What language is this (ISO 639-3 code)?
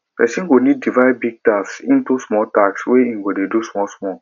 pcm